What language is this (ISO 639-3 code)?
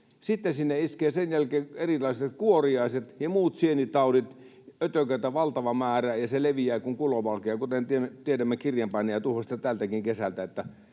fin